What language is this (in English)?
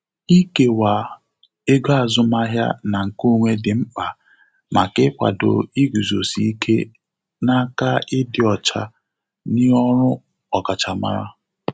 Igbo